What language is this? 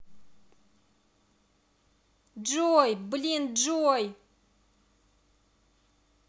Russian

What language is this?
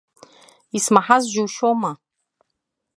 Abkhazian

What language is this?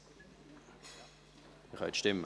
Swiss German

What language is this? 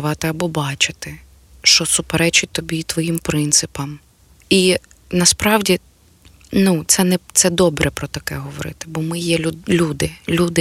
Ukrainian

